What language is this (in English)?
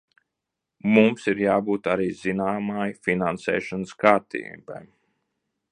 Latvian